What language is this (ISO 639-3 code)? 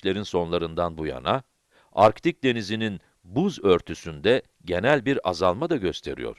tur